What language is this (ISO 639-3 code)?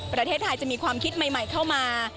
tha